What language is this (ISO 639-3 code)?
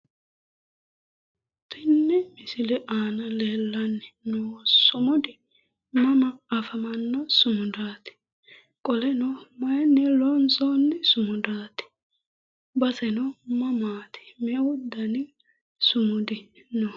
sid